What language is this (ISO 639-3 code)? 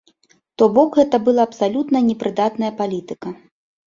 bel